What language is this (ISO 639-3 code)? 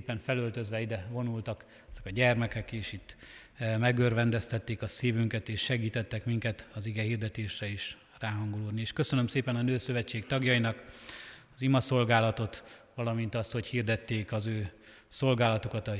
hun